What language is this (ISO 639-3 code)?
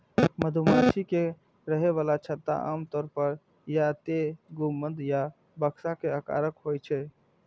mai